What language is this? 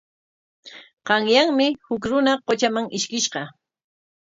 Corongo Ancash Quechua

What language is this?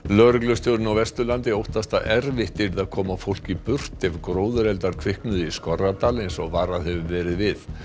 Icelandic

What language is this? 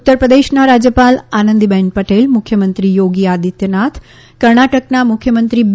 Gujarati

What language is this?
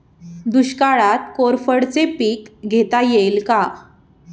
Marathi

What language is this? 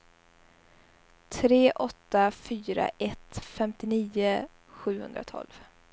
Swedish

